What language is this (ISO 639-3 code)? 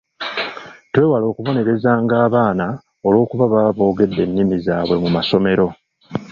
lug